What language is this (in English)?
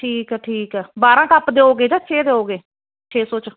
Punjabi